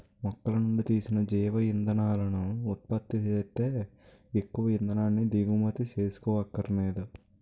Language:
Telugu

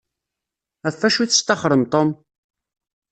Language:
Kabyle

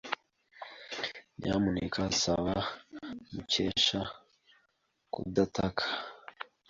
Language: Kinyarwanda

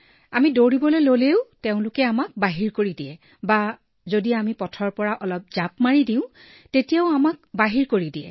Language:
Assamese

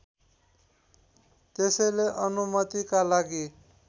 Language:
Nepali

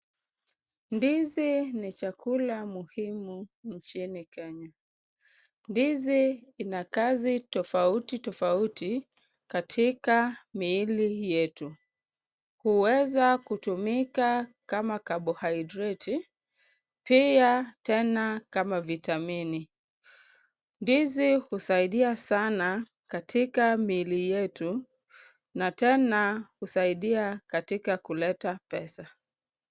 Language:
Swahili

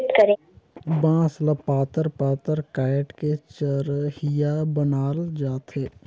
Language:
Chhattisgarhi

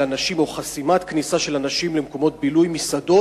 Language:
Hebrew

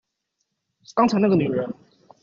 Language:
Chinese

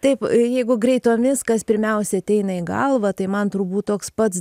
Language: Lithuanian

